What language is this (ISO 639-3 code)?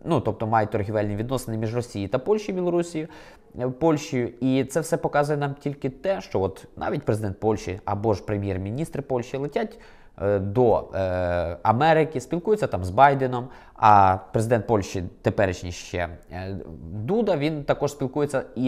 ukr